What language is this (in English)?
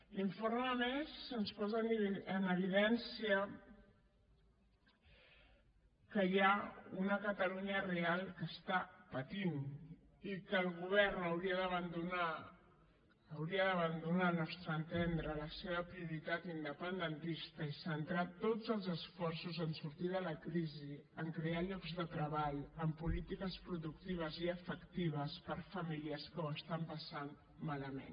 Catalan